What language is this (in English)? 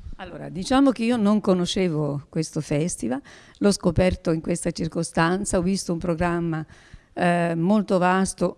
Italian